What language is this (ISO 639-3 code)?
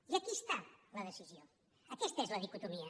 cat